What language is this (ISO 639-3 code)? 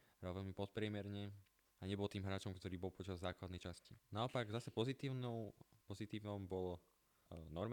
slk